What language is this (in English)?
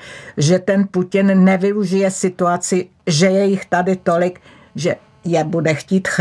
Czech